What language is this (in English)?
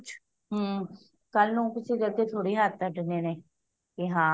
Punjabi